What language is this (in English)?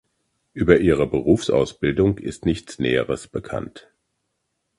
German